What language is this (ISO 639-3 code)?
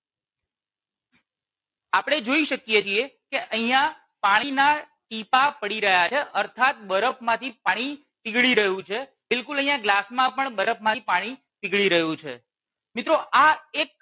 guj